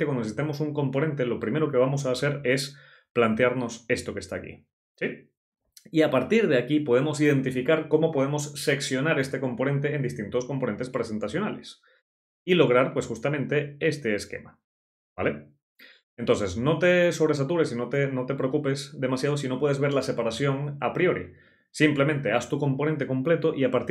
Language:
Spanish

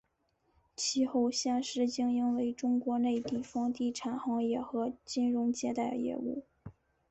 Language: Chinese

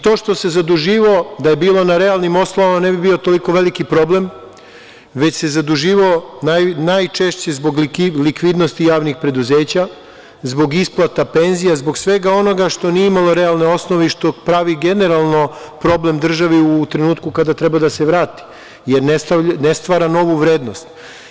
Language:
Serbian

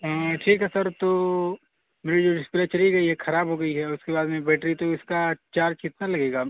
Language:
Urdu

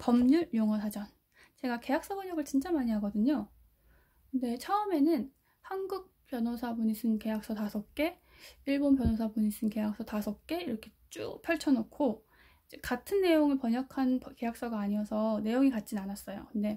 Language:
Korean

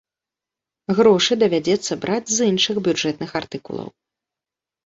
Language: Belarusian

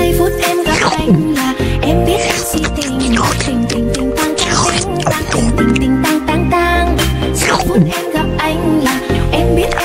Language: Vietnamese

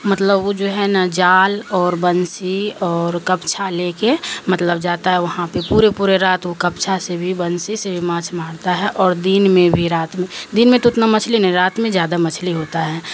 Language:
Urdu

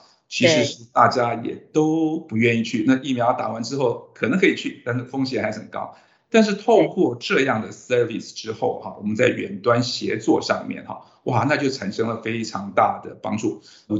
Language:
Chinese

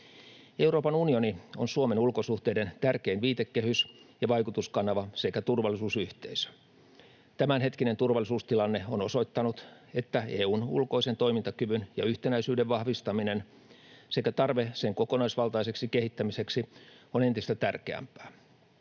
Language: Finnish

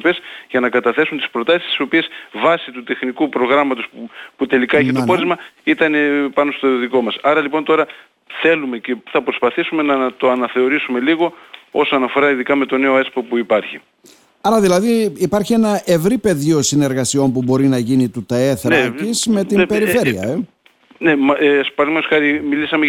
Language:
Greek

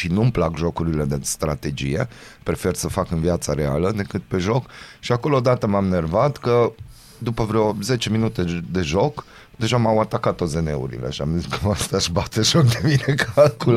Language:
Romanian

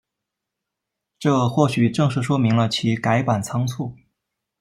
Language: Chinese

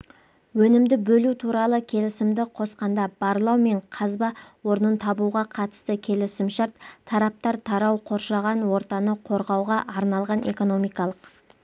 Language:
Kazakh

